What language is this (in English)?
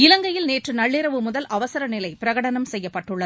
Tamil